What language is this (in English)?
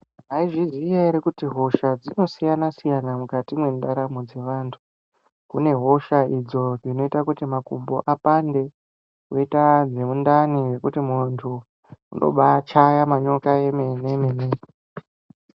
Ndau